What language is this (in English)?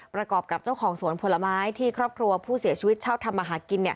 Thai